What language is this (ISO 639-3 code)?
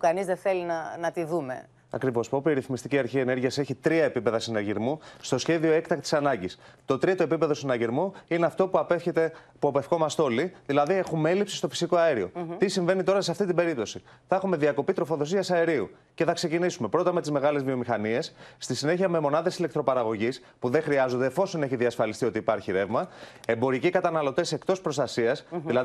ell